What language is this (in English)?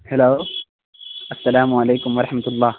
Urdu